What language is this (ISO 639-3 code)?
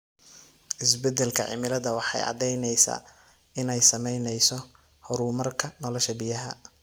som